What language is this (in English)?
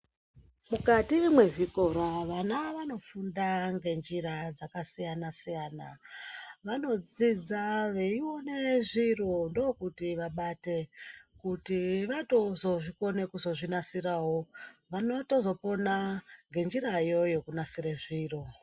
Ndau